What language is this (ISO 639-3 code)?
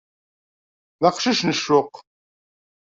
kab